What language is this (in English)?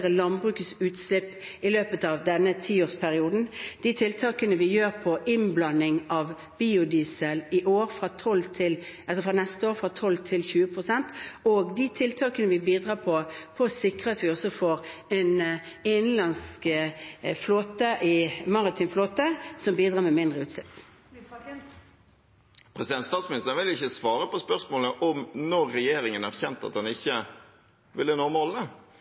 Norwegian